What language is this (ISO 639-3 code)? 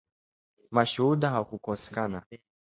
swa